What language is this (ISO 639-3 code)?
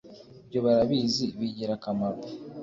kin